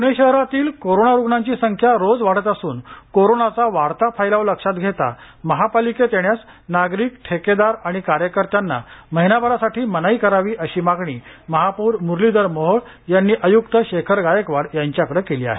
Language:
Marathi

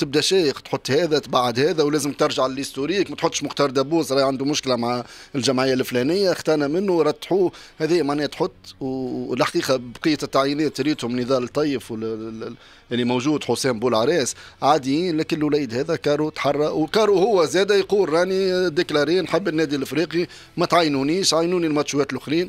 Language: Arabic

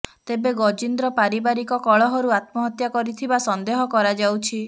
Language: Odia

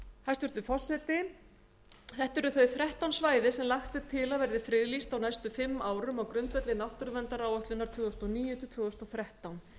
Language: Icelandic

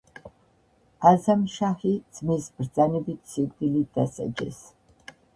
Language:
Georgian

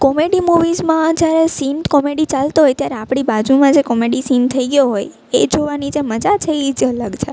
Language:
Gujarati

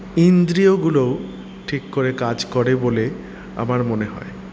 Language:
Bangla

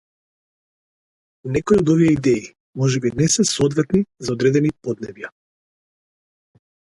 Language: Macedonian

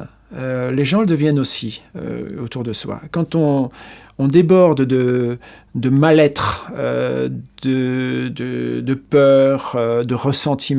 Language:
French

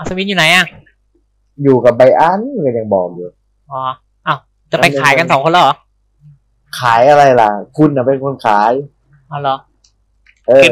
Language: Thai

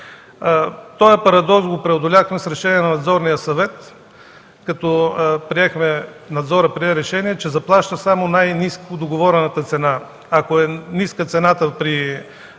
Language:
Bulgarian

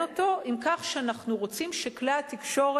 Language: Hebrew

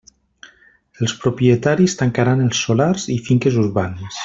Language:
Catalan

